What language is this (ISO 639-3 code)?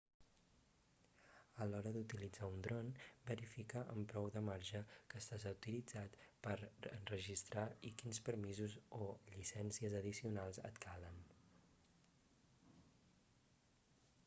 cat